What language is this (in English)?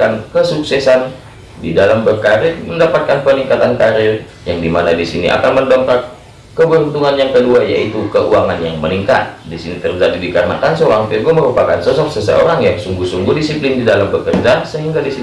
Indonesian